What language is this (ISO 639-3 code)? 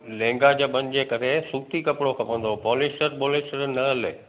snd